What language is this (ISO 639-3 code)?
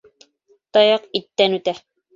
bak